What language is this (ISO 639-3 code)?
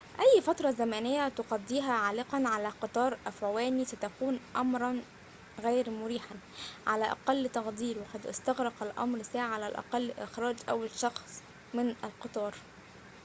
ara